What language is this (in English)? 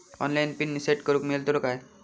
Marathi